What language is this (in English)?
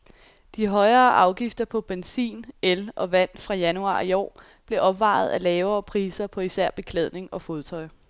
Danish